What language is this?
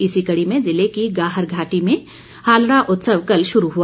Hindi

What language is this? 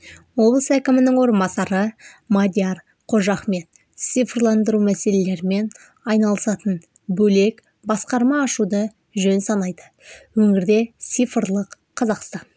Kazakh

